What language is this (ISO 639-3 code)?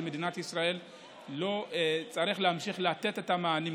heb